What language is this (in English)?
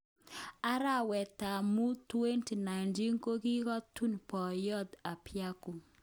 Kalenjin